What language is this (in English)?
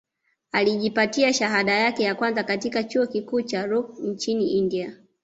Swahili